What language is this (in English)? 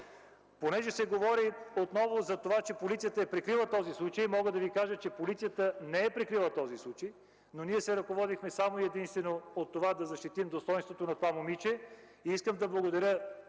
Bulgarian